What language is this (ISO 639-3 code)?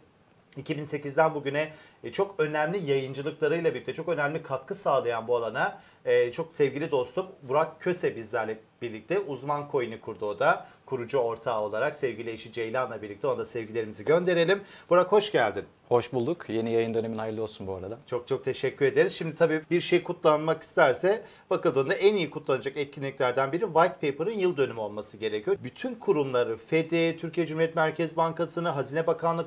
tur